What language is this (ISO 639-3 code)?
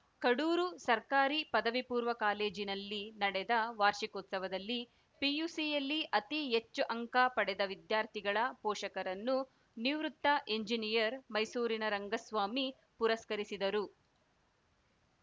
kan